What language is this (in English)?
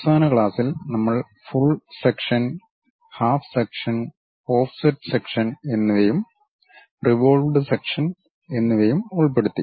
Malayalam